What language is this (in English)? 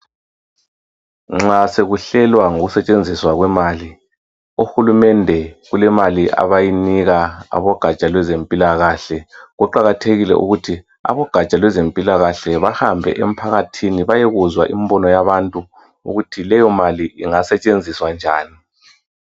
North Ndebele